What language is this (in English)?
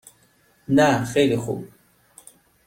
Persian